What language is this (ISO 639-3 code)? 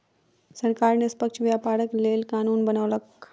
mai